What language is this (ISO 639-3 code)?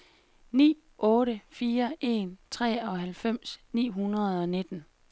dan